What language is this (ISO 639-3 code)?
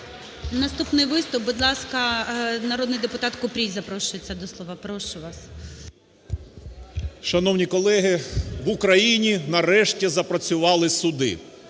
ukr